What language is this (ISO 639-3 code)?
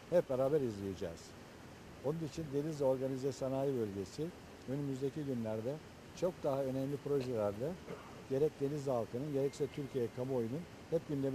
tur